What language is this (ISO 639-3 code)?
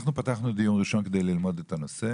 heb